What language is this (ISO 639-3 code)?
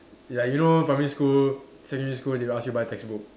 eng